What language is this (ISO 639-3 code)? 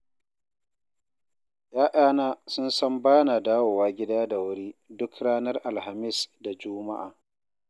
hau